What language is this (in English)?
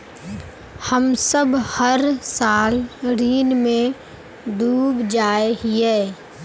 Magahi